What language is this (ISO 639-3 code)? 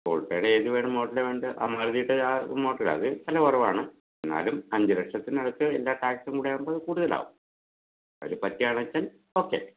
mal